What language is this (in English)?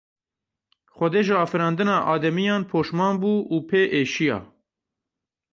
Kurdish